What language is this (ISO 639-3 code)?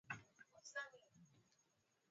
swa